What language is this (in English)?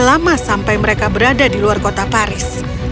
Indonesian